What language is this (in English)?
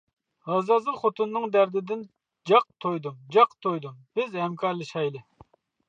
Uyghur